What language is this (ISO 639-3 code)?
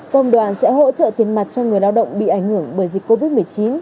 vie